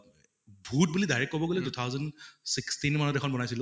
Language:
Assamese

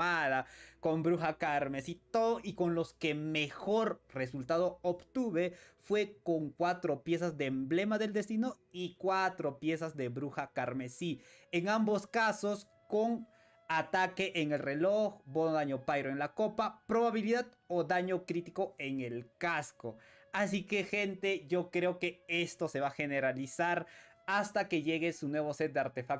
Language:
Spanish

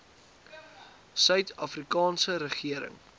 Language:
Afrikaans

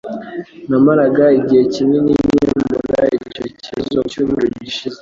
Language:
Kinyarwanda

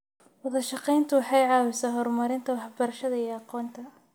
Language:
Somali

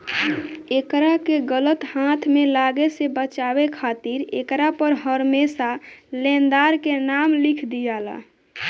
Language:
Bhojpuri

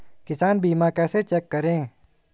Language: Hindi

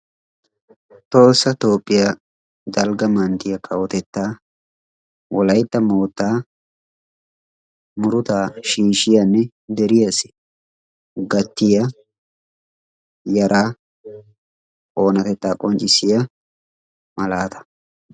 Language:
Wolaytta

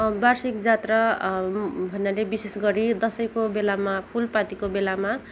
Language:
Nepali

